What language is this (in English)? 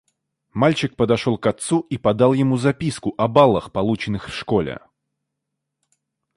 Russian